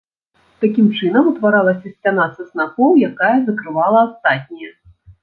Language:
Belarusian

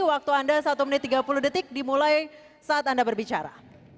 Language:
Indonesian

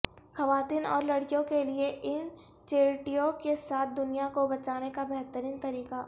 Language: Urdu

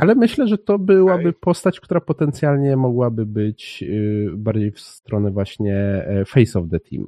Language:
Polish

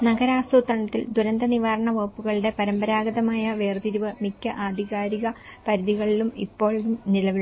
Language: Malayalam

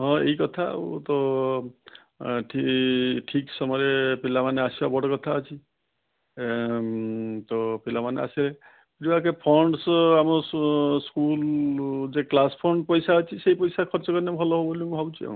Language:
Odia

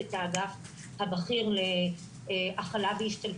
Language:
Hebrew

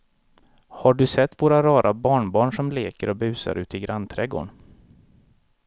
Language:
Swedish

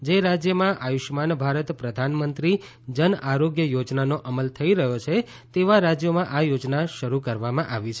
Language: Gujarati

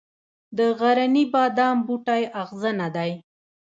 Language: Pashto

